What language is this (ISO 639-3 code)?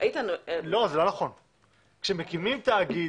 heb